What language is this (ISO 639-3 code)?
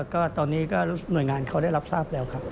tha